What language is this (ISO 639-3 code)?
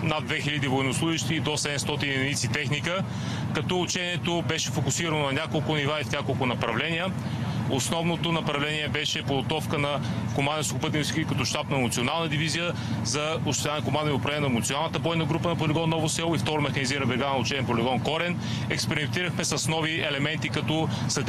bul